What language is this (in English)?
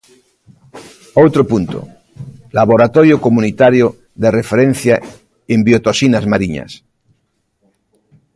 Galician